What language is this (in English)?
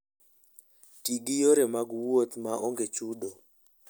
Luo (Kenya and Tanzania)